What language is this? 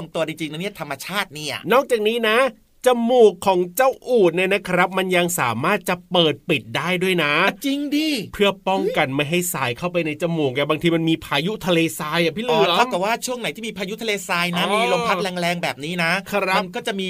Thai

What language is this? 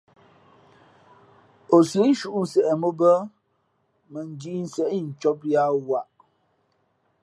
Fe'fe'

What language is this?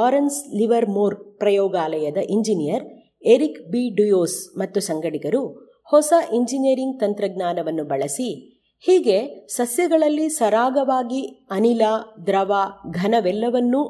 Kannada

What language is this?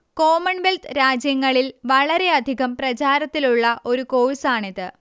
Malayalam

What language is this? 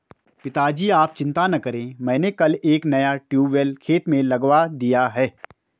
Hindi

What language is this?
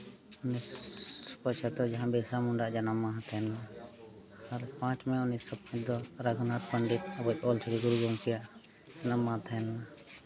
Santali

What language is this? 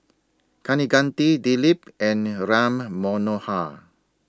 English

